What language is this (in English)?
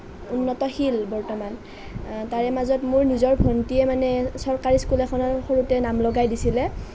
Assamese